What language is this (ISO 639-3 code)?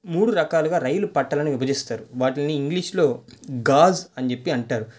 tel